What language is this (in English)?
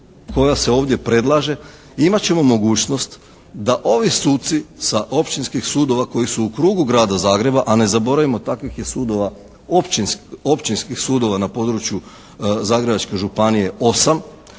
Croatian